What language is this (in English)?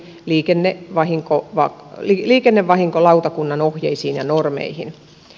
Finnish